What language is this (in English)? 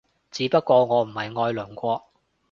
Cantonese